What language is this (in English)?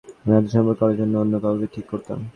Bangla